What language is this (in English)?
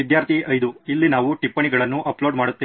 Kannada